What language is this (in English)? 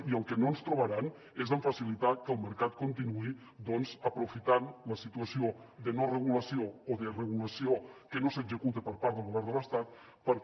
Catalan